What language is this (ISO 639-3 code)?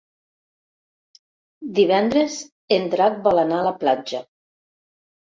cat